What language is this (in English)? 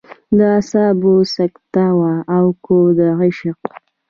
Pashto